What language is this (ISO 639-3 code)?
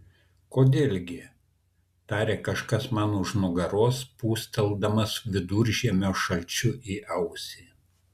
lit